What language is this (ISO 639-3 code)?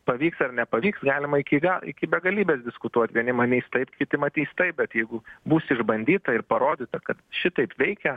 lit